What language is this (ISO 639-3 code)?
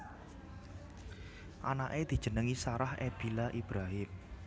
jav